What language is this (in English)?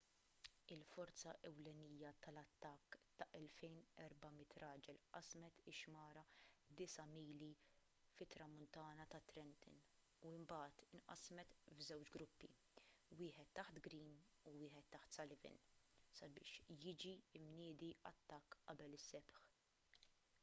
Maltese